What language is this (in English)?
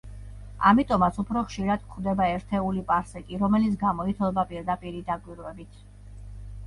Georgian